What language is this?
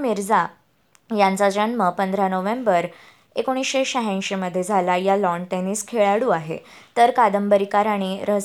Marathi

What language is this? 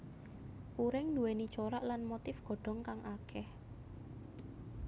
Javanese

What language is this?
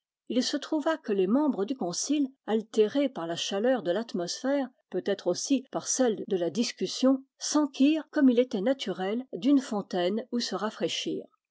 French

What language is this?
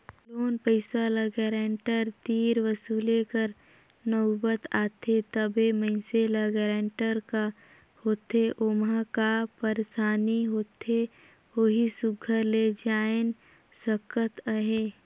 Chhattisgarhi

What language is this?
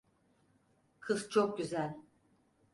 Turkish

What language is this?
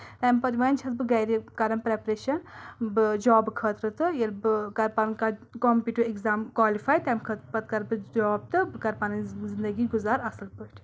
Kashmiri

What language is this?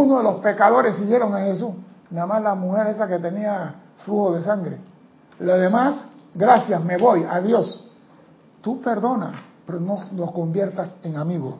Spanish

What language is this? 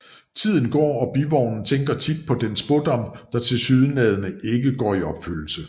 Danish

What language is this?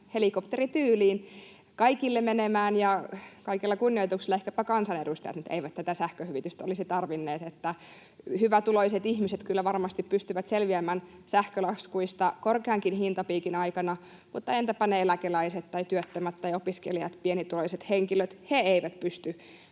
Finnish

